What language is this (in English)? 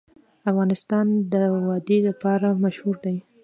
Pashto